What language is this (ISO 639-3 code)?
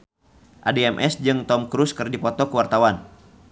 sun